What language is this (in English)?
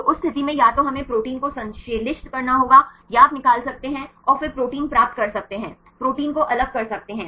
Hindi